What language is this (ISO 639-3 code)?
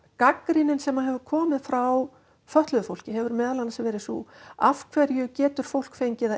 isl